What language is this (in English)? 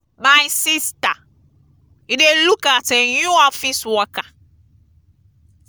Nigerian Pidgin